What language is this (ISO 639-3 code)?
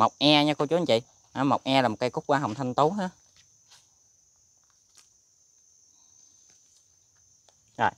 vie